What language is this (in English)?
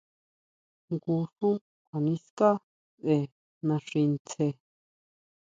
Huautla Mazatec